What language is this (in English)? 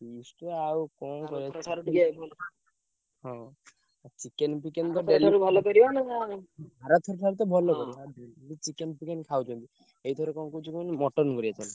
Odia